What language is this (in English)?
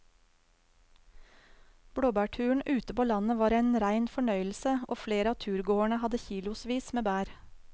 Norwegian